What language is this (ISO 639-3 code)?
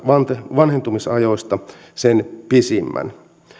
fin